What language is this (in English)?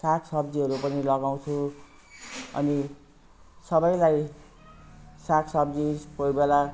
Nepali